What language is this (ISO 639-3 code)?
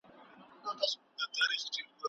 pus